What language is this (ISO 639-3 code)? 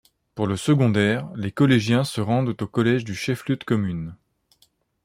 fra